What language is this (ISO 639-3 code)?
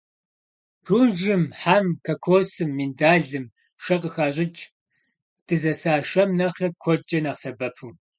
kbd